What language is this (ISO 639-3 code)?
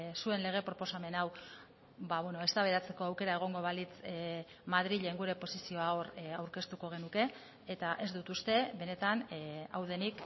eus